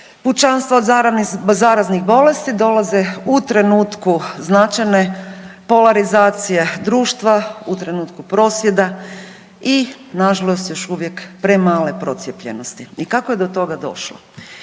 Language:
Croatian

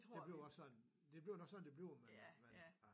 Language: Danish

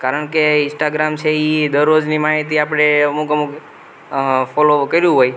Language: Gujarati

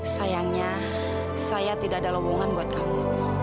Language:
Indonesian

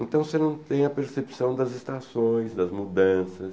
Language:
Portuguese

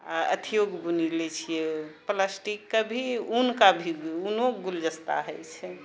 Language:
Maithili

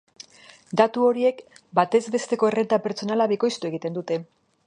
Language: Basque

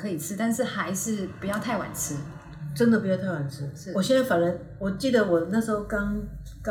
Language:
Chinese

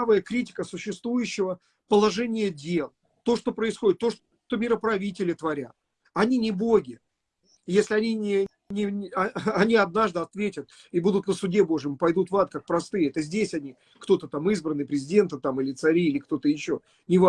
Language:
Russian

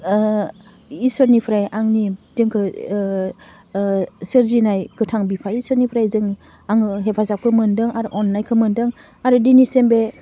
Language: Bodo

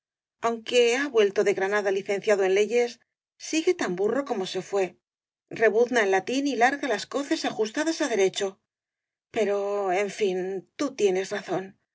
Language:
Spanish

